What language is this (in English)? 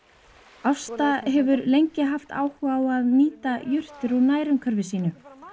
Icelandic